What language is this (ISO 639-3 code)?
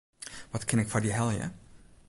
fry